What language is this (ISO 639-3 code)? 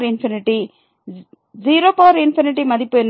tam